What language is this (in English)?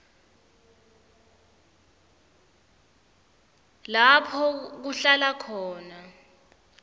Swati